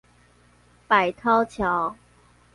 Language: Chinese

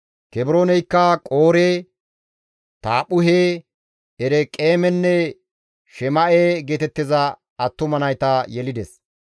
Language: Gamo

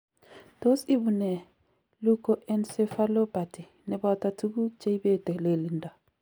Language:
Kalenjin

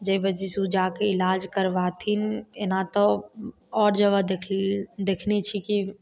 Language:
Maithili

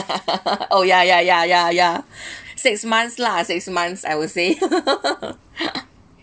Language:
English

